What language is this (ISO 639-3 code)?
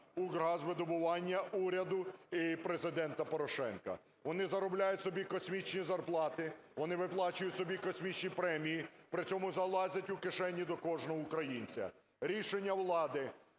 ukr